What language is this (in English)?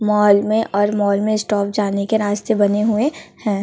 Hindi